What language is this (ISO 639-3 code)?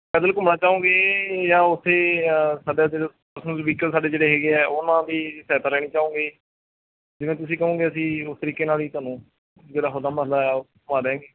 pan